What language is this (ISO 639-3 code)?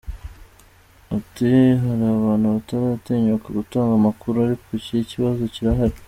kin